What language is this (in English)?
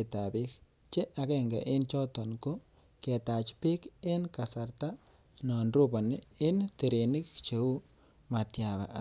Kalenjin